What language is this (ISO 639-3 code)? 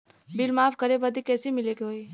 bho